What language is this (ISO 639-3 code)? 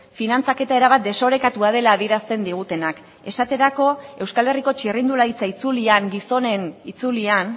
eus